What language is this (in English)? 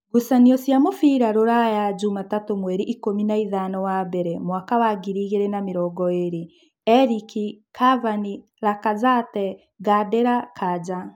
Kikuyu